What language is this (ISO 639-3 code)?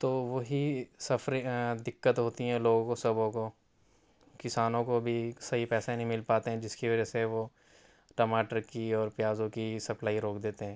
urd